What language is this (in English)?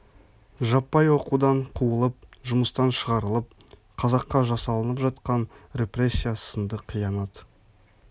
Kazakh